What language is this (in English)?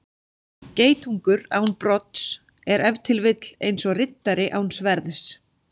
Icelandic